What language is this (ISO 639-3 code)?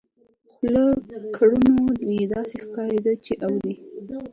pus